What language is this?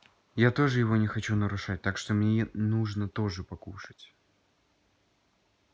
Russian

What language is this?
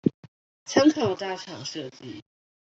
Chinese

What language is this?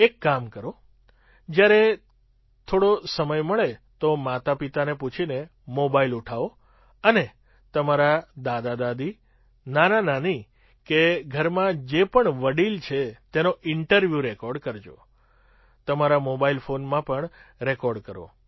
Gujarati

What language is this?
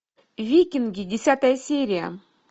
Russian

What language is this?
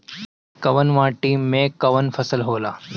Bhojpuri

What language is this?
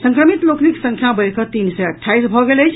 Maithili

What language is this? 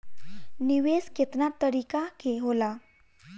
Bhojpuri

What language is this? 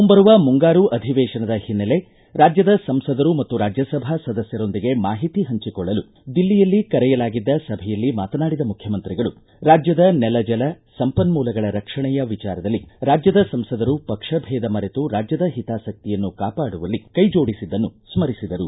Kannada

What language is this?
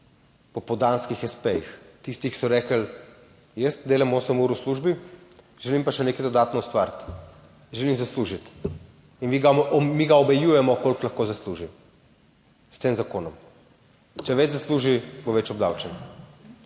Slovenian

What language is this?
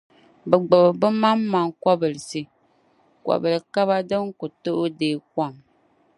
Dagbani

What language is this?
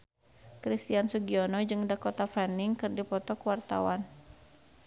Sundanese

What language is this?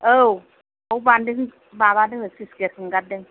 Bodo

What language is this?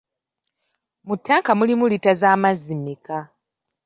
Ganda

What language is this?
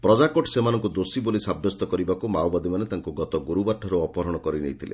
Odia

